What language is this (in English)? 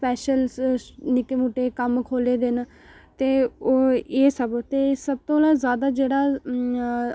Dogri